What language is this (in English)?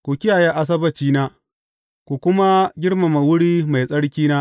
Hausa